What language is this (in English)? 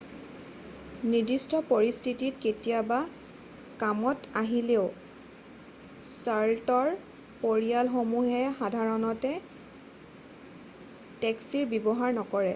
Assamese